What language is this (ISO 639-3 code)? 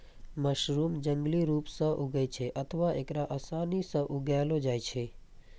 mai